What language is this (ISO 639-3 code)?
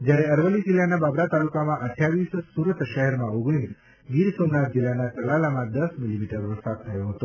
guj